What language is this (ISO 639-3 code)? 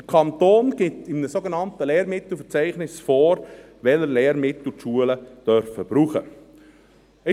gsw